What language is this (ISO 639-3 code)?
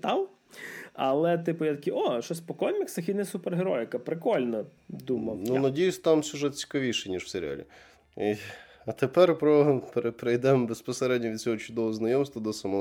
ukr